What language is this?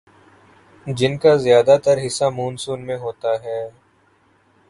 Urdu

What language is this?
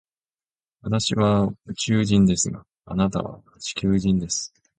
Japanese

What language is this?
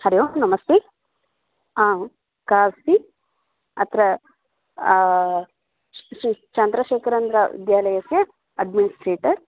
Sanskrit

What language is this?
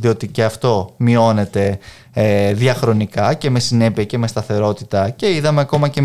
Greek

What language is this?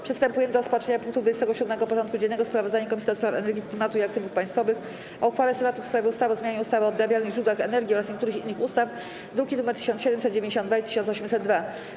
Polish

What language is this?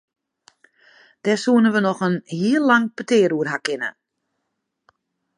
Western Frisian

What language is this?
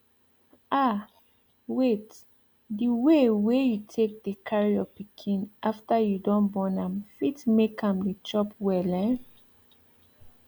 Nigerian Pidgin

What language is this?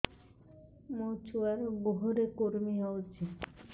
Odia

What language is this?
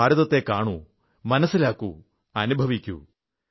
Malayalam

